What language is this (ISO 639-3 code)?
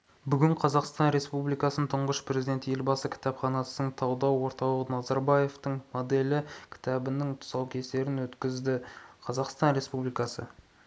kaz